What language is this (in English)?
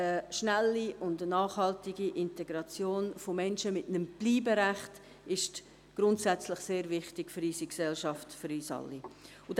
Swiss German